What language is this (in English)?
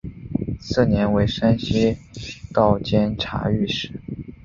Chinese